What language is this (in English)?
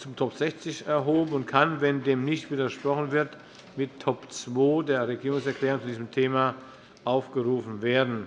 German